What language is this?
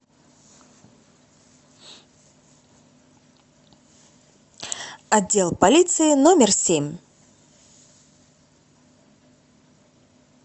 Russian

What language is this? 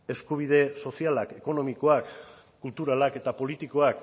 Basque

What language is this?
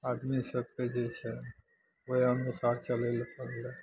Maithili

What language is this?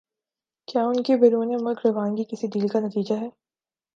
Urdu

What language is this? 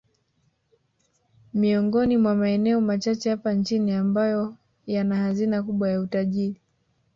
Swahili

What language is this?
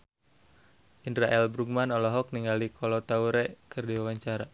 Sundanese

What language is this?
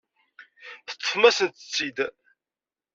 Kabyle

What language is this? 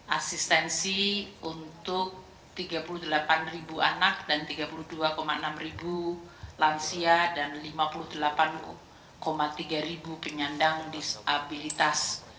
Indonesian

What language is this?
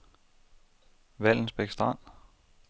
Danish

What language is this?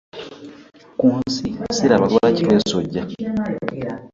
Ganda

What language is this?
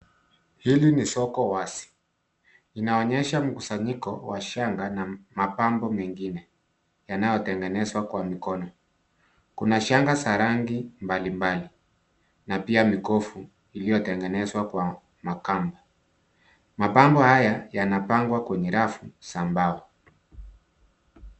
Swahili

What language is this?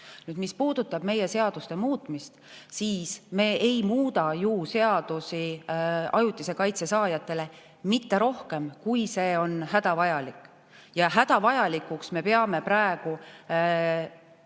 Estonian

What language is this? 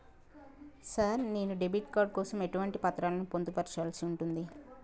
Telugu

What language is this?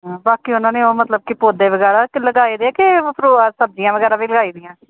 Punjabi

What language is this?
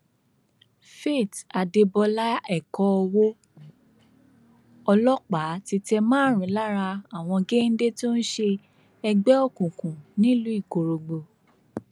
Yoruba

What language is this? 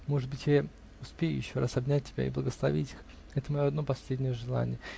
Russian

